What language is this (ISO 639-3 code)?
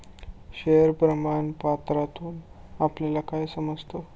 mar